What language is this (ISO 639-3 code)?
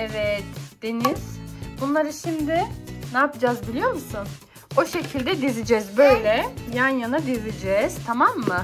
tur